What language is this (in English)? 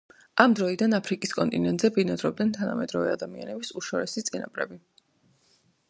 Georgian